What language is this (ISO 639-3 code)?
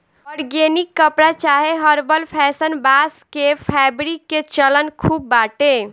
bho